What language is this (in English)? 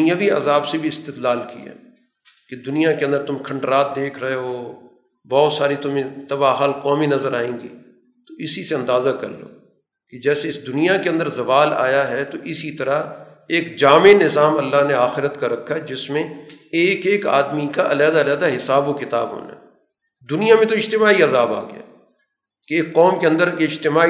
Urdu